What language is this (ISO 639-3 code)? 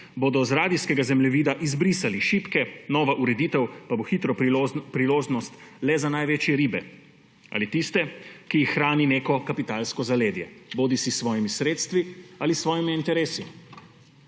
slv